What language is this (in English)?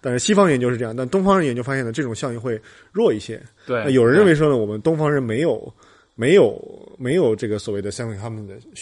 Chinese